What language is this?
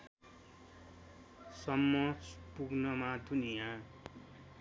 Nepali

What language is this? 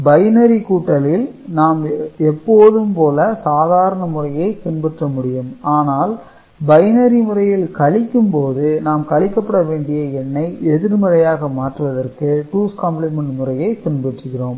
Tamil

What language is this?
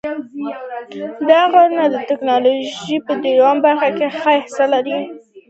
Pashto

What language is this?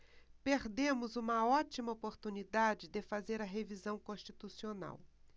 Portuguese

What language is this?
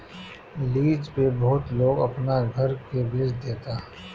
Bhojpuri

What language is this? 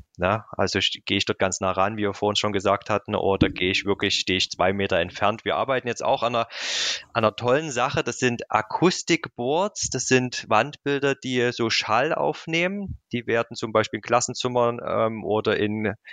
German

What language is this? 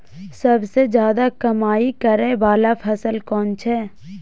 Maithili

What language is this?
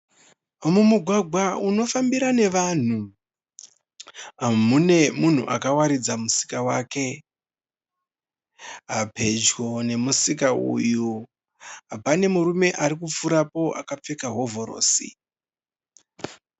Shona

